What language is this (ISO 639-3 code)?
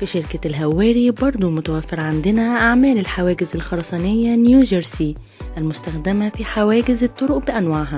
ara